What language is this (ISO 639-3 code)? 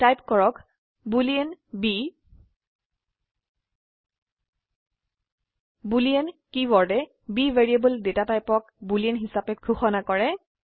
asm